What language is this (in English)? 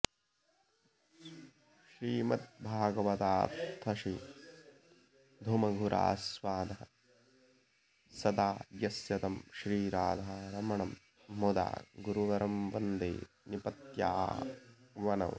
Sanskrit